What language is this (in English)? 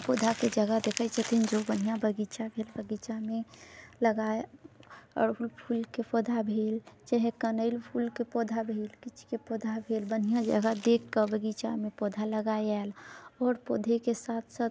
Maithili